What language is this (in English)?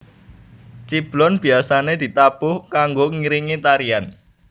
Javanese